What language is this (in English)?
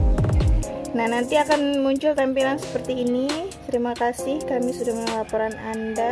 Indonesian